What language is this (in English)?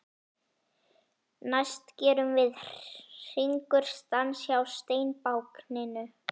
Icelandic